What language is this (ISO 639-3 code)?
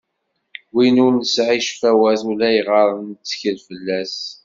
kab